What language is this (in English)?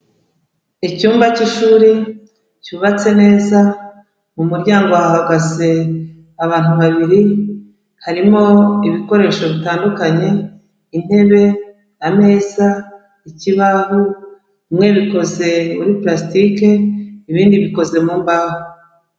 Kinyarwanda